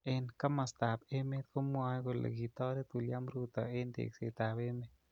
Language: Kalenjin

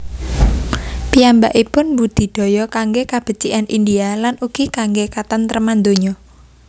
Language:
Javanese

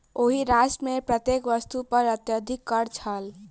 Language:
Maithili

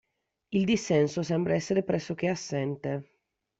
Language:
Italian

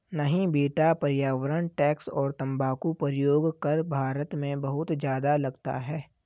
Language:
Hindi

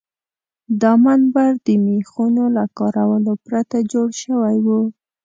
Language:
Pashto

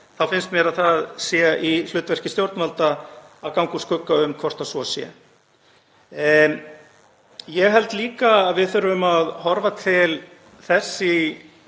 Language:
Icelandic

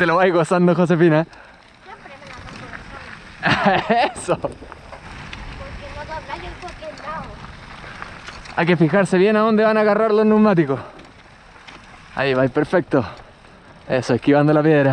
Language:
Spanish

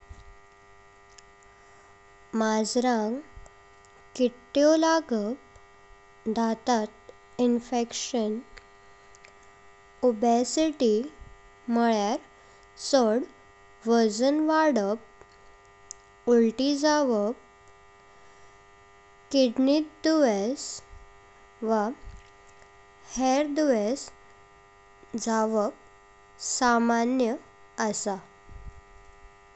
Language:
Konkani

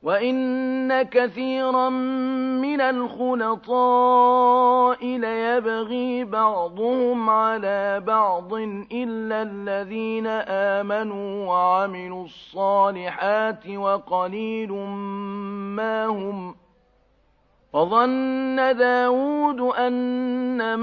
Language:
Arabic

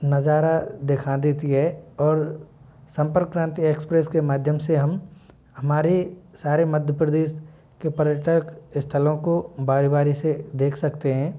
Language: Hindi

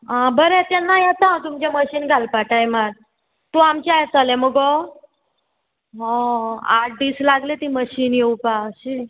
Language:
Konkani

